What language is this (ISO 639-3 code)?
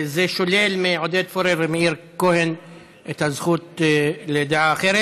heb